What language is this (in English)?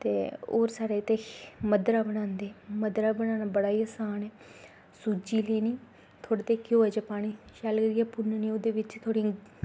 Dogri